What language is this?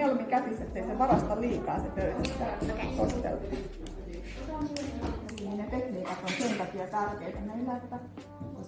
Finnish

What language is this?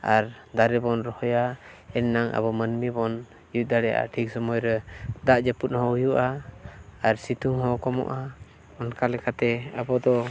Santali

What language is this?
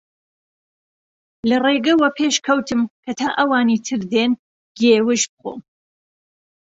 Central Kurdish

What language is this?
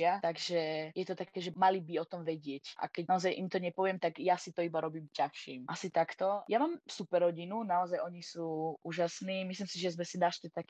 Slovak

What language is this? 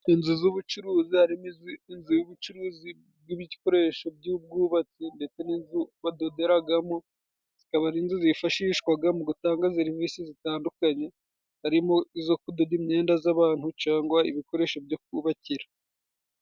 Kinyarwanda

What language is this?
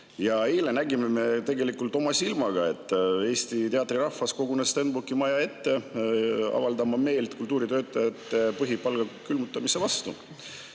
Estonian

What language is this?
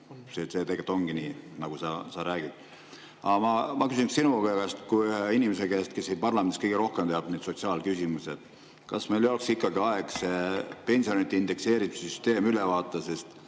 Estonian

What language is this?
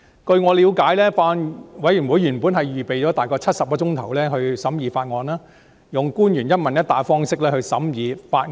Cantonese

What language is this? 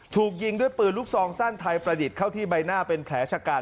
Thai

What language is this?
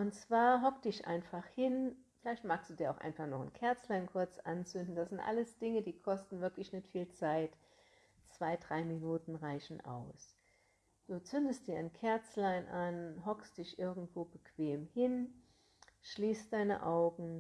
German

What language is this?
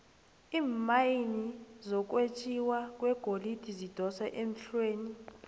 South Ndebele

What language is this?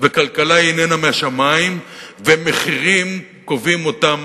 Hebrew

